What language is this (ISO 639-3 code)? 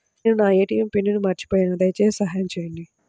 tel